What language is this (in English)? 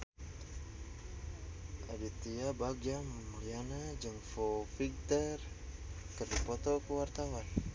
Sundanese